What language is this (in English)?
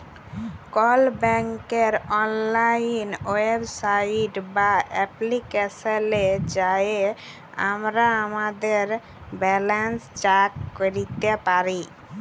Bangla